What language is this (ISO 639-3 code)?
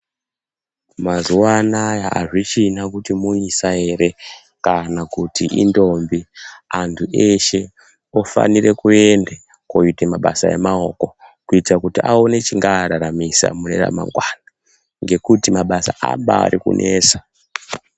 ndc